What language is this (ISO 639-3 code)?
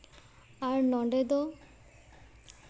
sat